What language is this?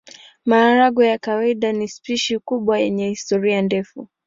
Swahili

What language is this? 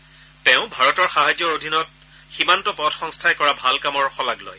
Assamese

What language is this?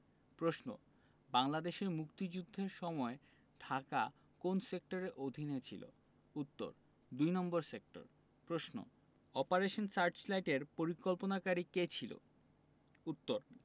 Bangla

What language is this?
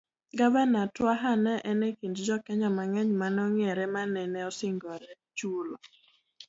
Luo (Kenya and Tanzania)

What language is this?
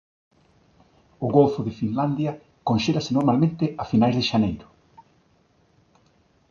Galician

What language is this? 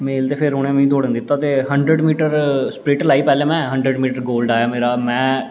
Dogri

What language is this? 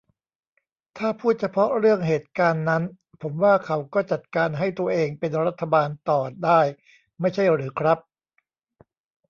Thai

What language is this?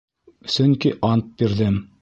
Bashkir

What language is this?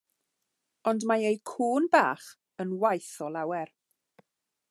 Welsh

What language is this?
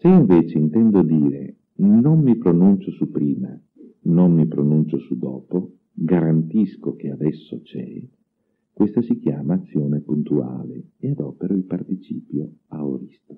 Italian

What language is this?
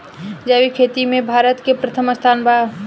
Bhojpuri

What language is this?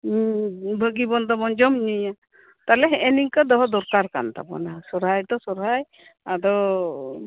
Santali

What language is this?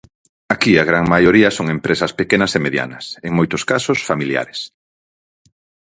Galician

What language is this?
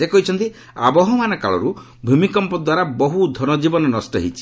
Odia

